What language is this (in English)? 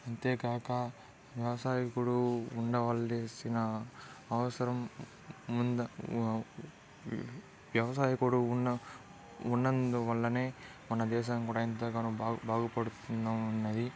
Telugu